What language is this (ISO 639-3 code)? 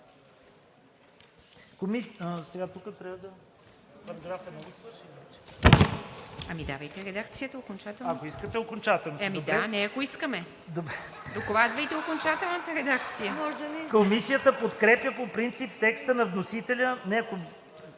bul